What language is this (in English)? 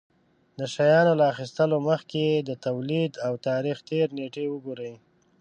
Pashto